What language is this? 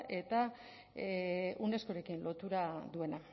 Basque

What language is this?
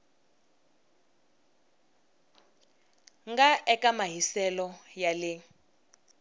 Tsonga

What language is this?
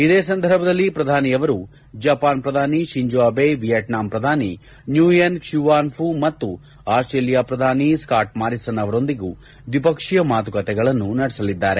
Kannada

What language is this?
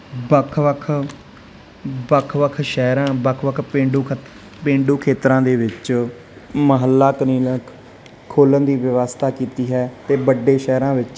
Punjabi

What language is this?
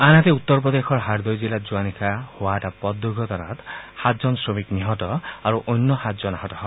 Assamese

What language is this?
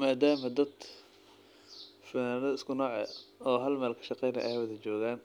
Somali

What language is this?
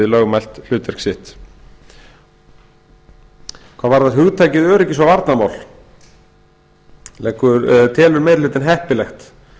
Icelandic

